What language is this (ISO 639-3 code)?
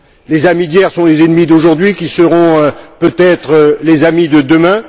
fra